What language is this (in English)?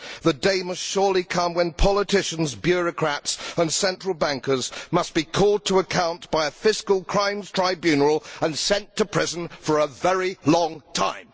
English